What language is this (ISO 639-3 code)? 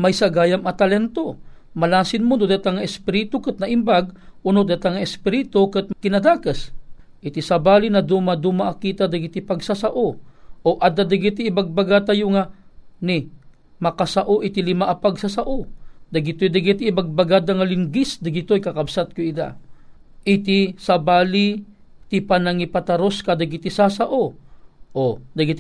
fil